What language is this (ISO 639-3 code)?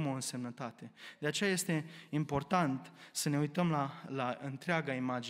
ron